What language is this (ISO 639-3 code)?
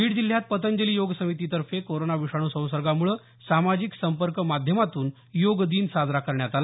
mar